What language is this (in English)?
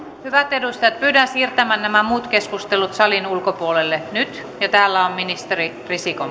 Finnish